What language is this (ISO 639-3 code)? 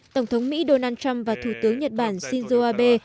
vie